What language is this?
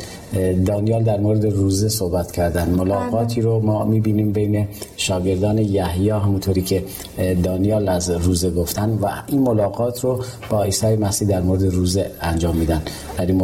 Persian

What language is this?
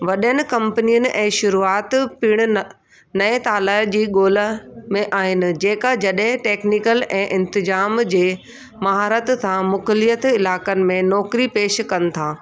Sindhi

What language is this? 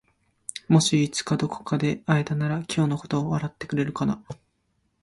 Japanese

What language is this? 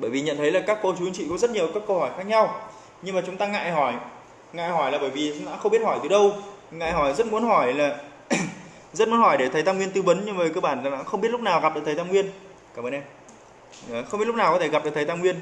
Vietnamese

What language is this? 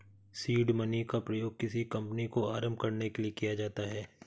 Hindi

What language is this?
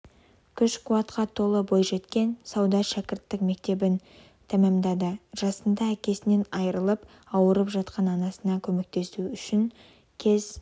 Kazakh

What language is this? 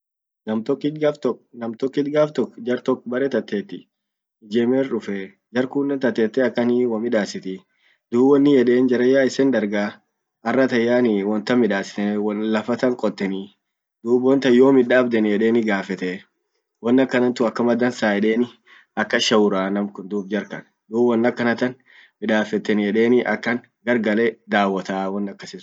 Orma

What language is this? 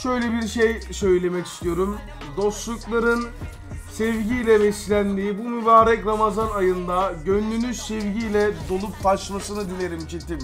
Turkish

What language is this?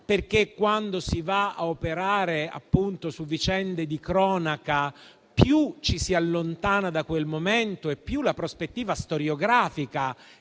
Italian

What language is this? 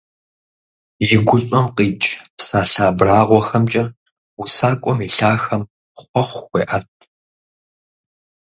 Kabardian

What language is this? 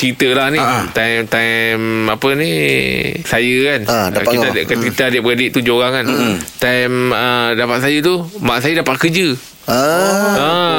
Malay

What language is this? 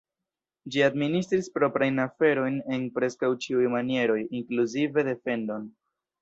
Esperanto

